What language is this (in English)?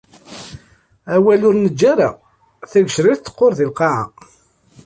Kabyle